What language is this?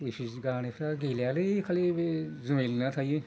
Bodo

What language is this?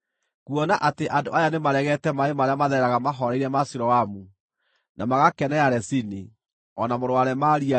Kikuyu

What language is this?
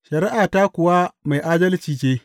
Hausa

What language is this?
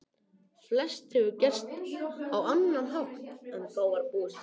Icelandic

